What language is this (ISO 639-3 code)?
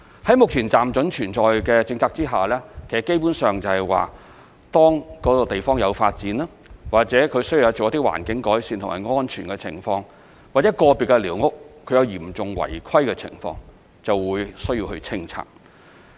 yue